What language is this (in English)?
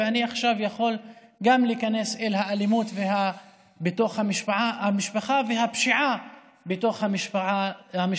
Hebrew